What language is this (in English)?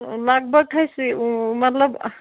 Kashmiri